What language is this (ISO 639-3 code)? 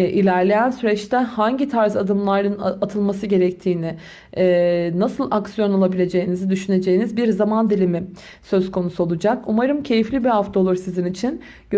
tur